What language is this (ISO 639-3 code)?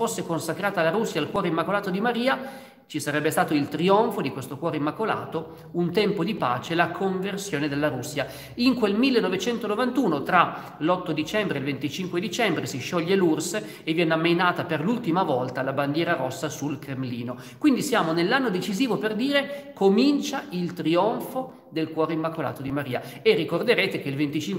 ita